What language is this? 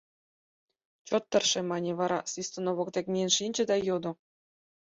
Mari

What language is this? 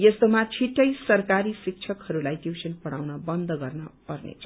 Nepali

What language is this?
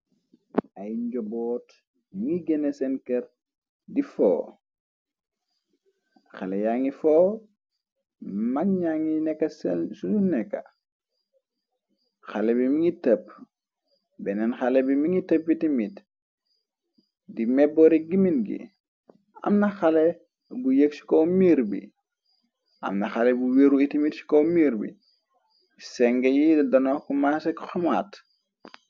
Wolof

